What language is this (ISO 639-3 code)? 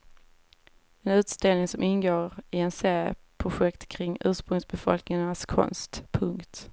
swe